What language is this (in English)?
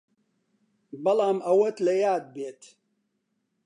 Central Kurdish